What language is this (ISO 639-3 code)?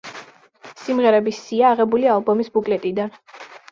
kat